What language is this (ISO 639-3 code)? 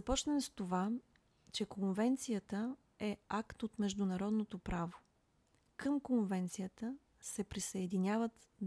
bul